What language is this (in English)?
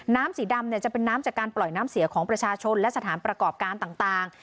Thai